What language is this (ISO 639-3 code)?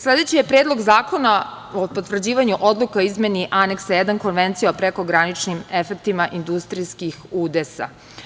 srp